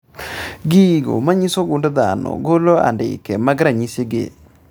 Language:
Luo (Kenya and Tanzania)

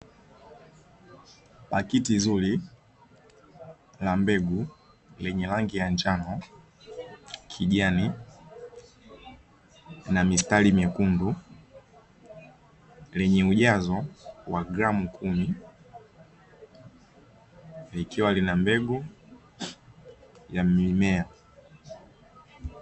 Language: Swahili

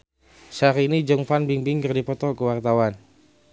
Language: Sundanese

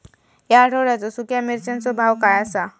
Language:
Marathi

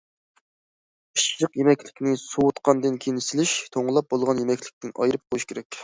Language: Uyghur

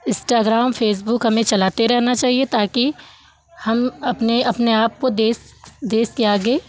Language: Hindi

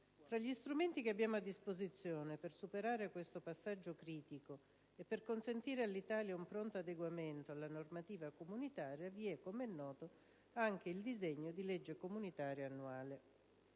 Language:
Italian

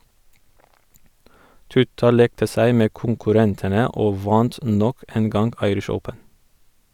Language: Norwegian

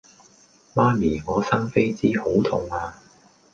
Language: Cantonese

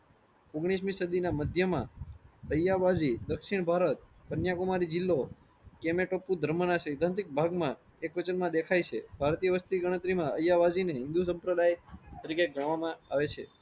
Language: Gujarati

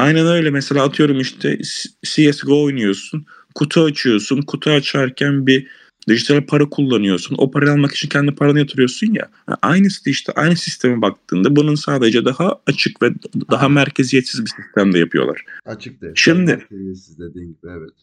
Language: Turkish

